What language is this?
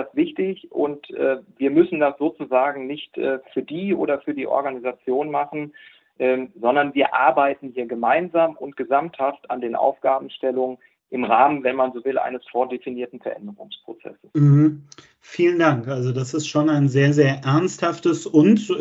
German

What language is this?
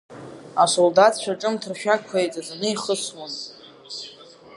Abkhazian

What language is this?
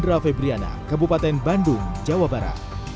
Indonesian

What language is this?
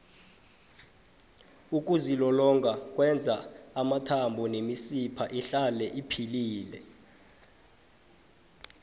South Ndebele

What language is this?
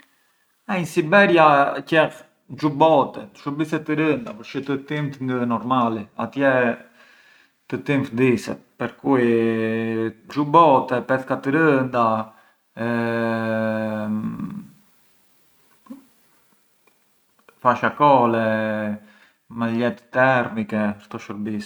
Arbëreshë Albanian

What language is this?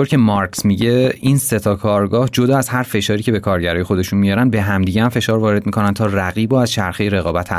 Persian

